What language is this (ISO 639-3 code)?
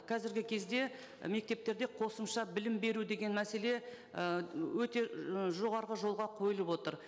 kaz